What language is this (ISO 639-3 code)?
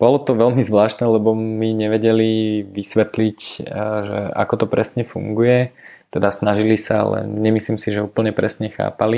slk